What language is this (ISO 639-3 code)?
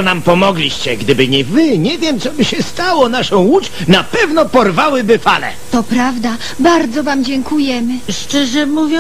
pol